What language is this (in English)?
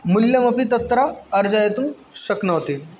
Sanskrit